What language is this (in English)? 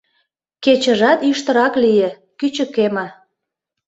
Mari